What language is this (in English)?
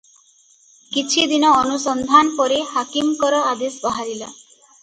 Odia